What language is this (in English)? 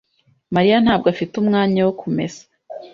Kinyarwanda